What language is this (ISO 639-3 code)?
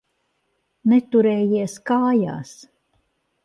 lav